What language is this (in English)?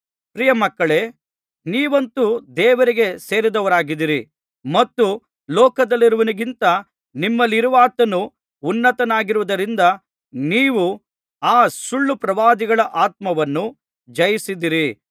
Kannada